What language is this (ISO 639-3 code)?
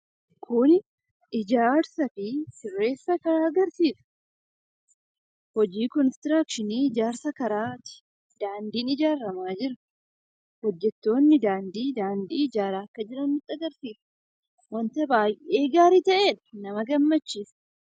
orm